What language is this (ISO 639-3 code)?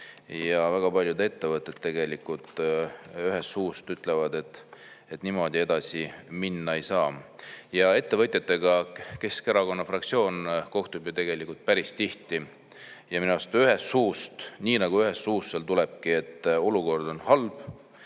est